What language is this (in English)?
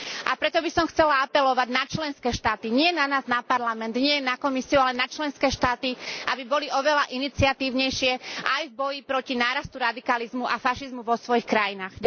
Slovak